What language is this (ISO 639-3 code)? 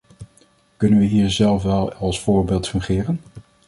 nld